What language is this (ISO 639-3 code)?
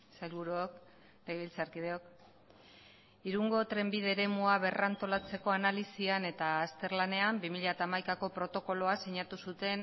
eus